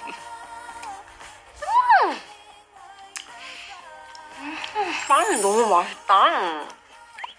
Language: Korean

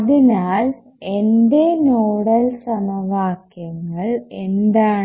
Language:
Malayalam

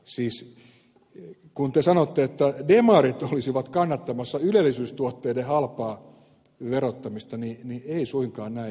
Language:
Finnish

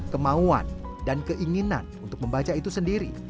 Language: Indonesian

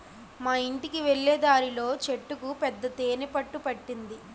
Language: Telugu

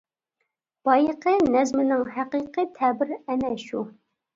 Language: Uyghur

